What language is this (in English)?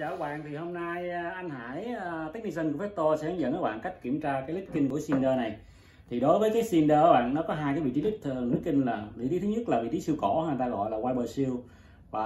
Vietnamese